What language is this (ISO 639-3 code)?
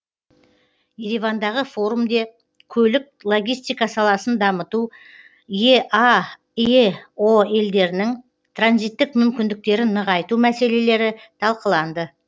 kaz